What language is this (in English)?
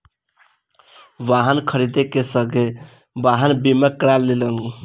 Maithili